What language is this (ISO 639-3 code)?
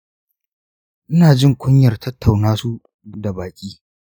hau